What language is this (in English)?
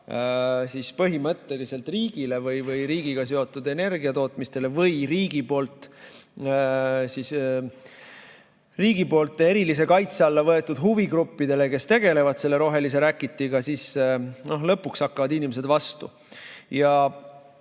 Estonian